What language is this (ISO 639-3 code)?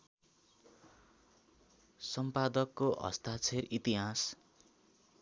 nep